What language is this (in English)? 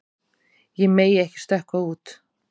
Icelandic